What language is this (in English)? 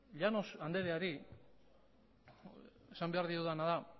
Basque